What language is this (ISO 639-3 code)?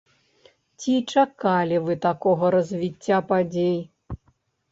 bel